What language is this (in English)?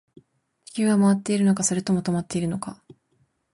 Japanese